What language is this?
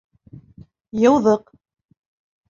Bashkir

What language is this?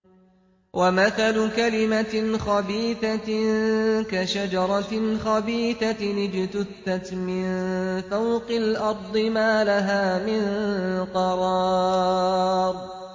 Arabic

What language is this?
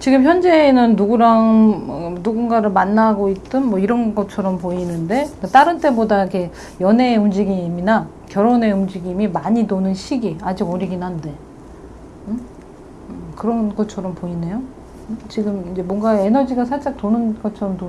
Korean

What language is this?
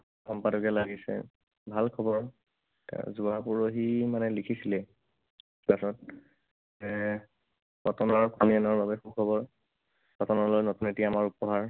Assamese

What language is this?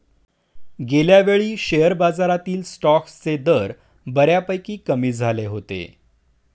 Marathi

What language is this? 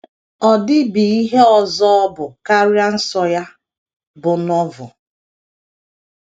Igbo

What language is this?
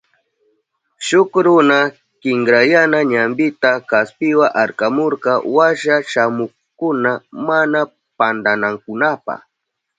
Southern Pastaza Quechua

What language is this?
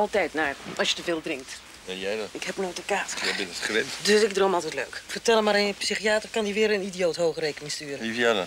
Dutch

